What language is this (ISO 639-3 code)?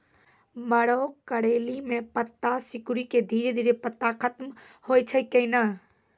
mai